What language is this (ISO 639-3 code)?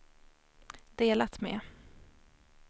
swe